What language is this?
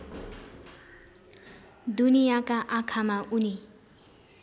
Nepali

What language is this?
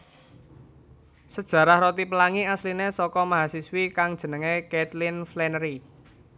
Javanese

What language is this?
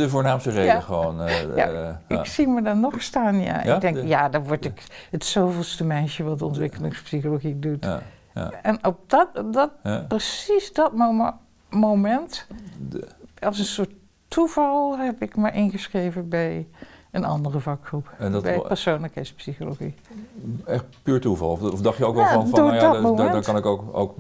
Dutch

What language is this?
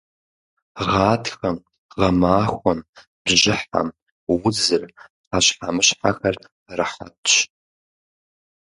Kabardian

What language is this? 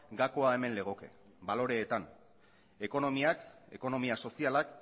Basque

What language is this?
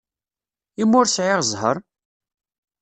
Kabyle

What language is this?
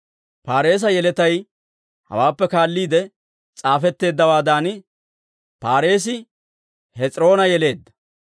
Dawro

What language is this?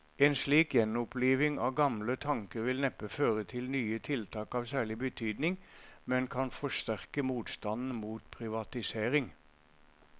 Norwegian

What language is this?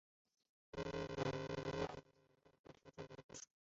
Chinese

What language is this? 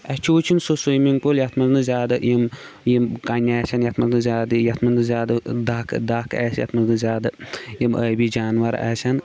Kashmiri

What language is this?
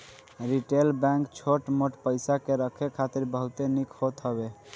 Bhojpuri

